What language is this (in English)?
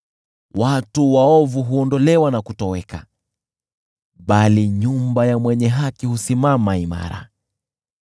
Swahili